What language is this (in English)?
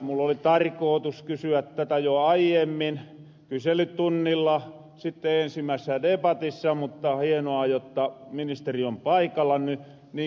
Finnish